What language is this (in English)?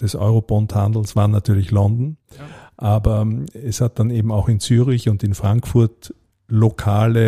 German